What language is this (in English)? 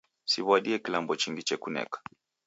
Taita